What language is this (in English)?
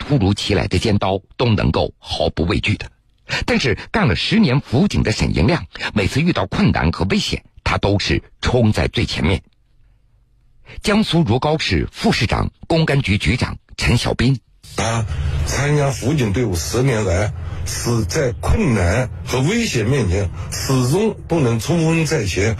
Chinese